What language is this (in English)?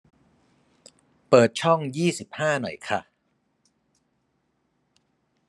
Thai